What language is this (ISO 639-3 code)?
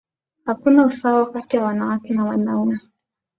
swa